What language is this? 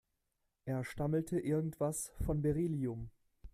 German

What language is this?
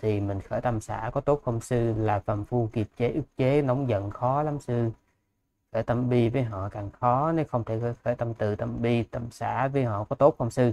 Vietnamese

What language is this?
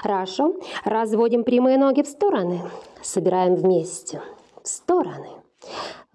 Russian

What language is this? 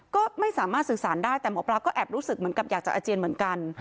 Thai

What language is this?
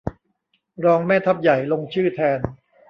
Thai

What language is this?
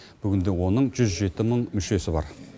Kazakh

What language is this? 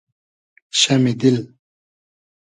Hazaragi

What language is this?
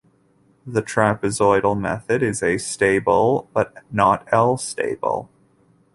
English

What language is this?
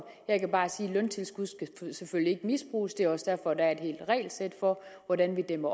Danish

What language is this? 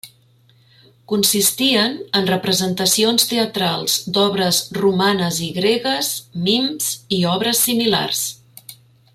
Catalan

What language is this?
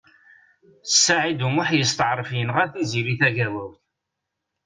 Kabyle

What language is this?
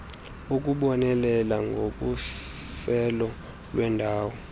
Xhosa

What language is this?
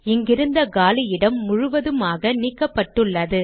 Tamil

